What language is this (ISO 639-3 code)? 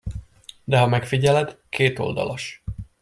hun